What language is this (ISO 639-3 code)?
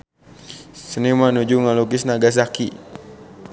sun